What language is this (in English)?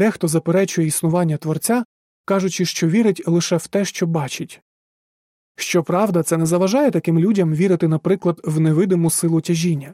Ukrainian